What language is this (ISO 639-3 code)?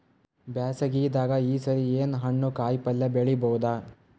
kan